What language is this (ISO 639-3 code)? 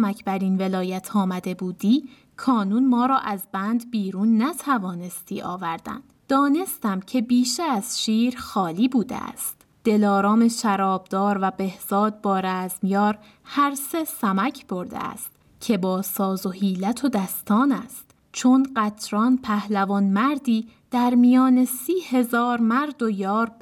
fas